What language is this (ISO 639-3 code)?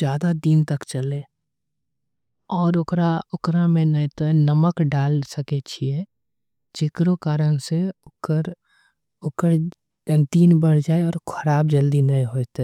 anp